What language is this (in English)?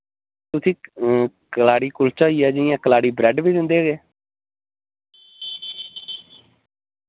Dogri